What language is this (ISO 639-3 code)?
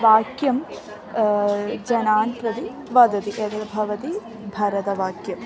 san